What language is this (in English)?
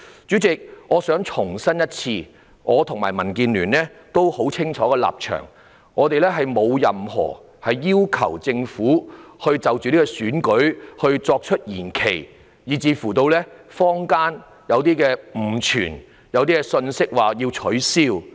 Cantonese